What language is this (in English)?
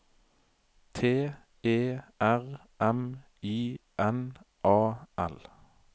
Norwegian